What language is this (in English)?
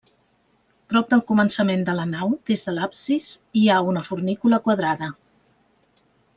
Catalan